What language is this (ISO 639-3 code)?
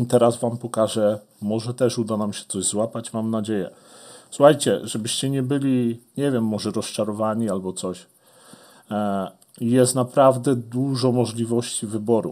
pol